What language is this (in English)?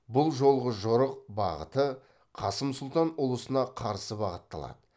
Kazakh